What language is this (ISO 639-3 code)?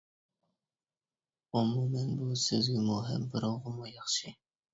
uig